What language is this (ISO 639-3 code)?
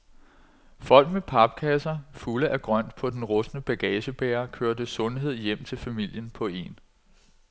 dan